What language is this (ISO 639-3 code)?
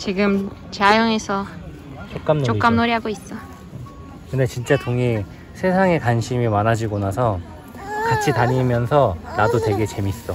kor